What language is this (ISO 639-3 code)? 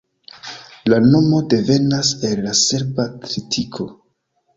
epo